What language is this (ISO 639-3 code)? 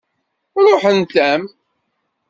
kab